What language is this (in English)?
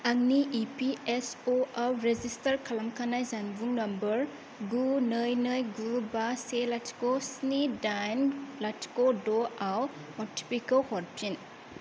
Bodo